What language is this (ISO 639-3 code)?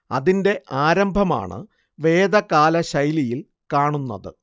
mal